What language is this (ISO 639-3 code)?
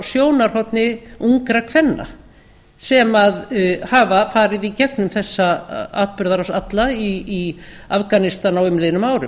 isl